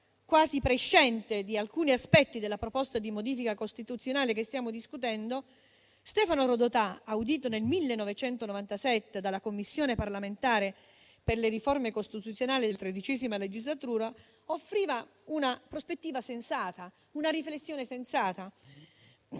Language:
Italian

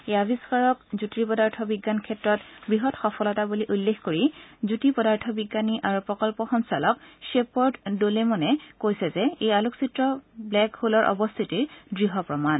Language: Assamese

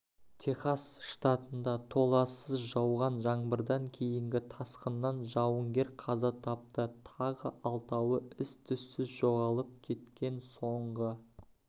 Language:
Kazakh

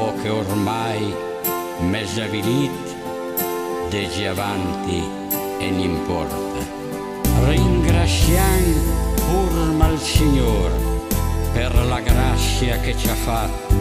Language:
Italian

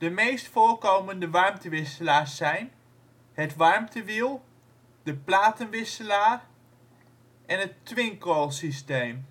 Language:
Dutch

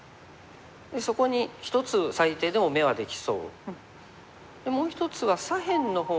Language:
Japanese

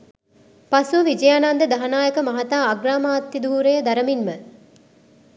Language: Sinhala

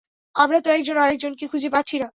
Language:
Bangla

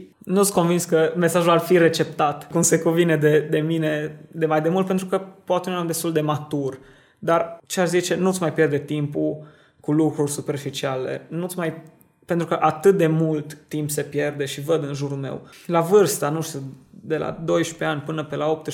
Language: Romanian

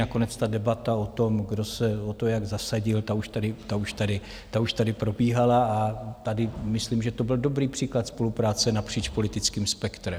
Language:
Czech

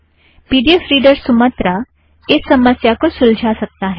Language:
Hindi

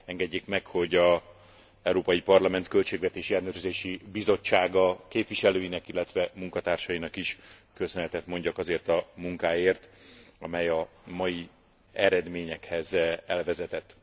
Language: Hungarian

